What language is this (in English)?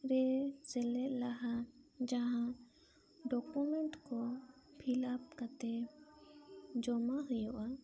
Santali